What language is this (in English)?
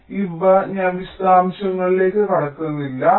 Malayalam